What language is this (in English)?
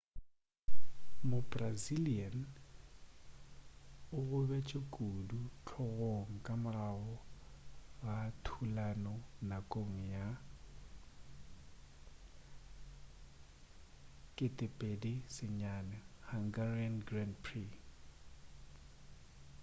Northern Sotho